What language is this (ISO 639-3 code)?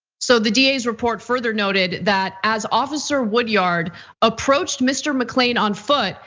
eng